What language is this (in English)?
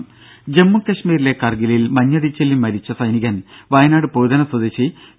Malayalam